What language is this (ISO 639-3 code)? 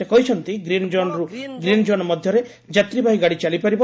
ori